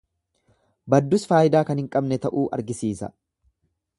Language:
Oromo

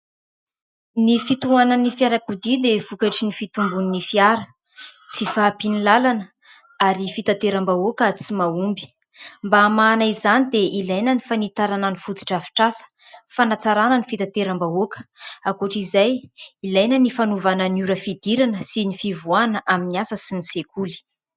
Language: Malagasy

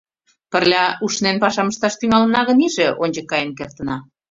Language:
Mari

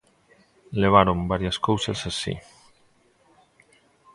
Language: Galician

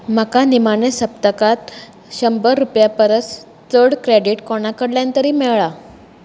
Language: Konkani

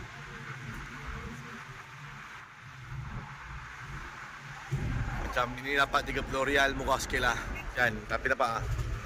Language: Malay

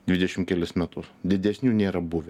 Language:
Lithuanian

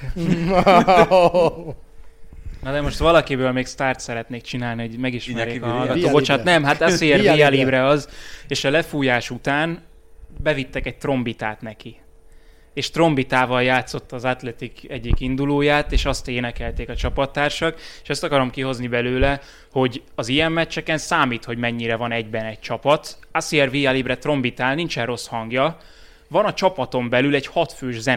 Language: Hungarian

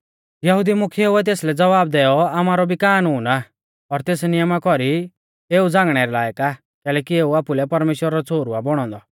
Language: Mahasu Pahari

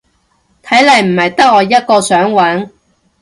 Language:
Cantonese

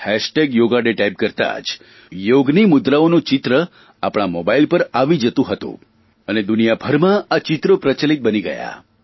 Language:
Gujarati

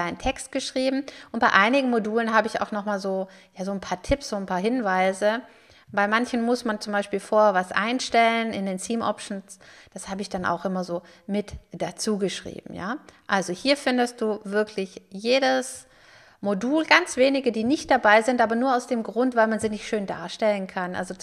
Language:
German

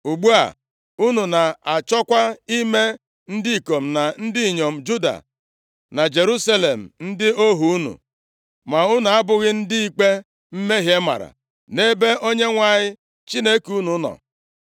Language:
Igbo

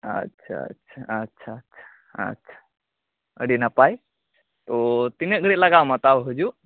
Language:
Santali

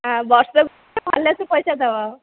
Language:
Odia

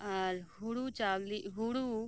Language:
Santali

